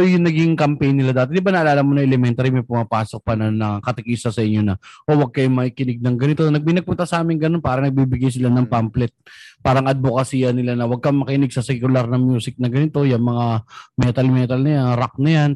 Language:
Filipino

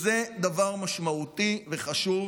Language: Hebrew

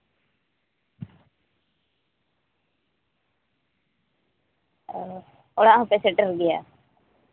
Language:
Santali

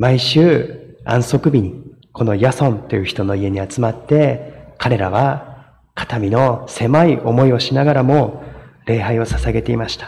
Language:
Japanese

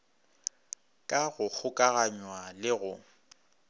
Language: Northern Sotho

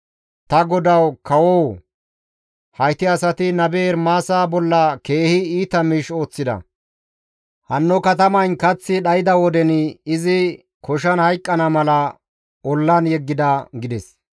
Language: Gamo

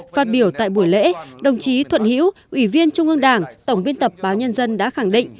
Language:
Vietnamese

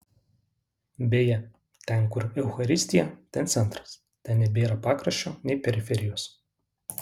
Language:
Lithuanian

